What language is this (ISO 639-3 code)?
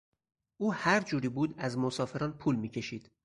fas